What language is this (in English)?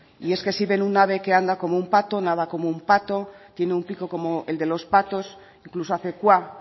Spanish